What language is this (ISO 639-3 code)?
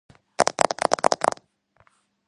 kat